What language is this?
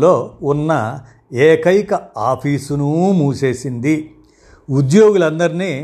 Telugu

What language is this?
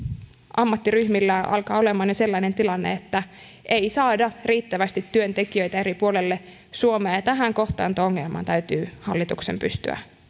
Finnish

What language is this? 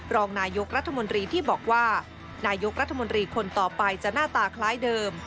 Thai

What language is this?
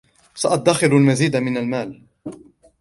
Arabic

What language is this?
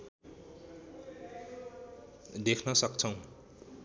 Nepali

